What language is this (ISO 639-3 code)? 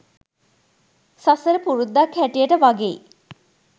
sin